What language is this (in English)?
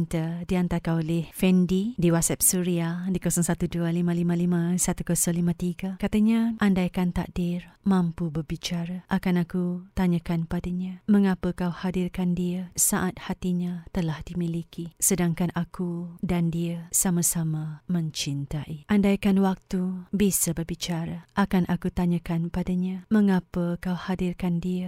Malay